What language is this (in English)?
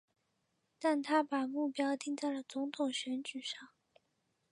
Chinese